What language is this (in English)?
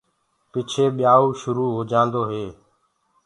Gurgula